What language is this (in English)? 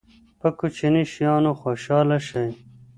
Pashto